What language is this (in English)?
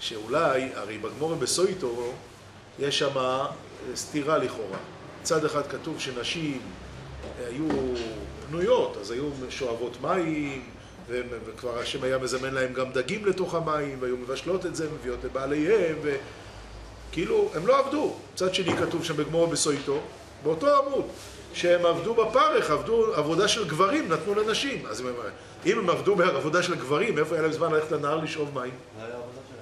Hebrew